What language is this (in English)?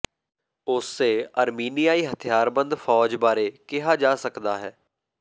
Punjabi